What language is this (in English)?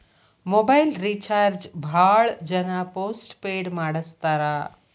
Kannada